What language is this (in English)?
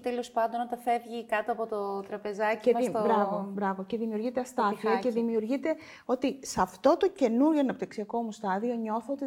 Greek